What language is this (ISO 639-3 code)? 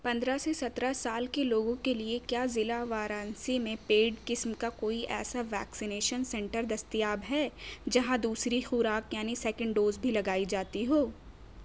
urd